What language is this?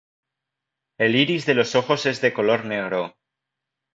Spanish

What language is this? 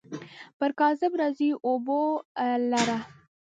Pashto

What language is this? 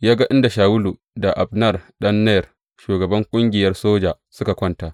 Hausa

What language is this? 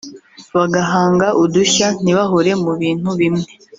Kinyarwanda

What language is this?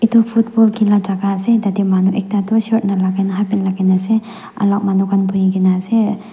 Naga Pidgin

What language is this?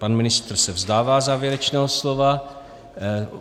Czech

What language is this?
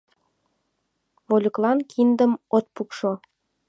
Mari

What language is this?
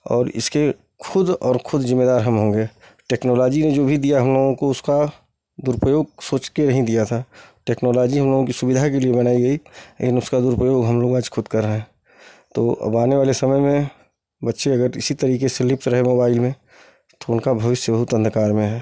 Hindi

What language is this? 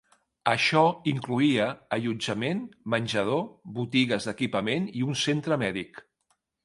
Catalan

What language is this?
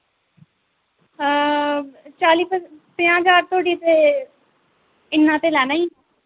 Dogri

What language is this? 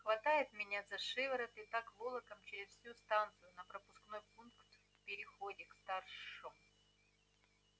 Russian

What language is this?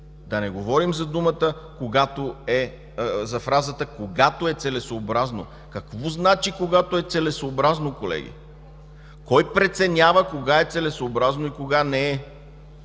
Bulgarian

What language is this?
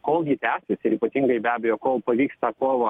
Lithuanian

